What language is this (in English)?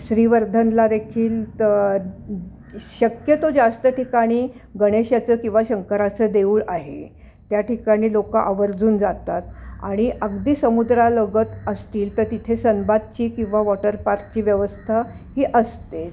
Marathi